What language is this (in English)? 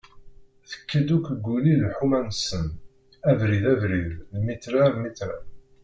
Kabyle